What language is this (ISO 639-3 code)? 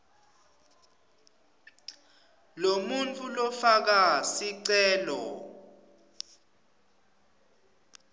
ssw